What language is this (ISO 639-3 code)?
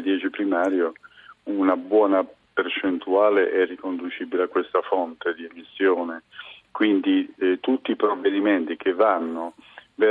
ita